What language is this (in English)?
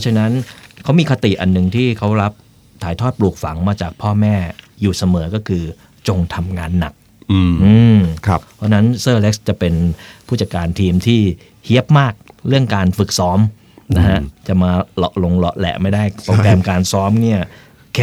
Thai